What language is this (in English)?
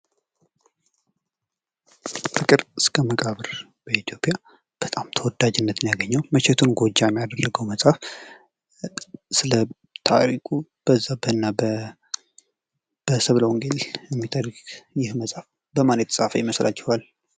Amharic